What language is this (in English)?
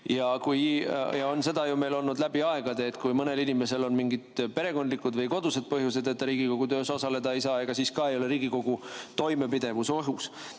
Estonian